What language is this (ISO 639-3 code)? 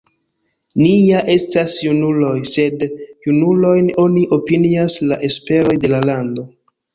epo